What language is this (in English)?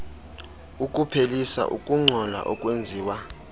Xhosa